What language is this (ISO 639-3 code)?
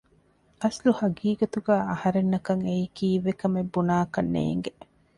div